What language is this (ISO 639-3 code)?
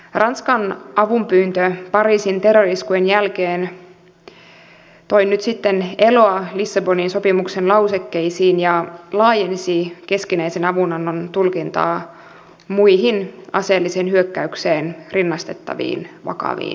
fin